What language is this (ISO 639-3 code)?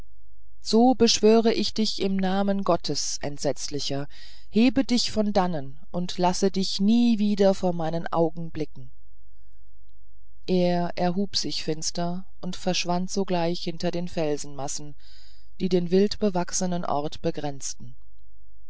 deu